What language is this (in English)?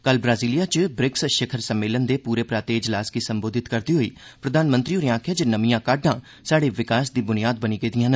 Dogri